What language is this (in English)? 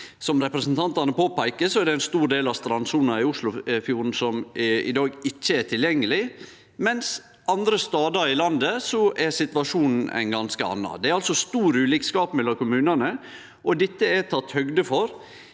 Norwegian